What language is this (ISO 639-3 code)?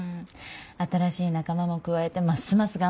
jpn